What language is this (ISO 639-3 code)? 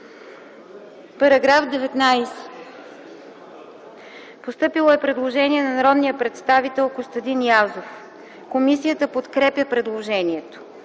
bul